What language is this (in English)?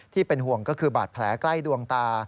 Thai